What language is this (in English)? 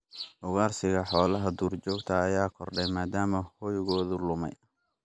Somali